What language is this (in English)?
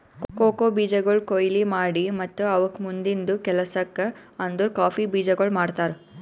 Kannada